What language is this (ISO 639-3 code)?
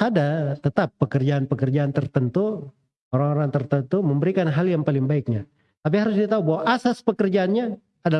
ind